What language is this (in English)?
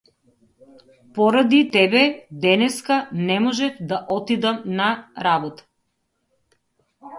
Macedonian